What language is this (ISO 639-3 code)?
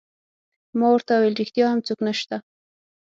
pus